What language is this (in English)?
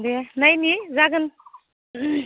Bodo